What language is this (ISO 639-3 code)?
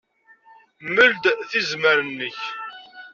kab